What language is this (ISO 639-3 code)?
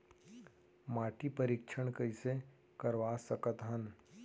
hne